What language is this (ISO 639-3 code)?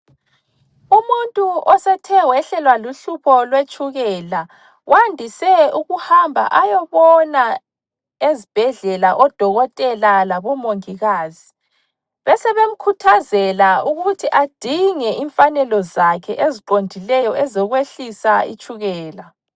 nde